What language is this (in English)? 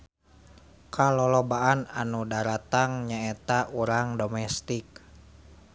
Sundanese